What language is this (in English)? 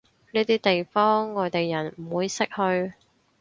Cantonese